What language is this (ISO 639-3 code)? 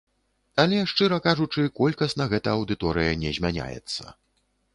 bel